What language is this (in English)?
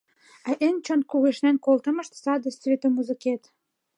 Mari